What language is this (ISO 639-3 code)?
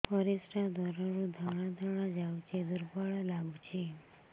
ori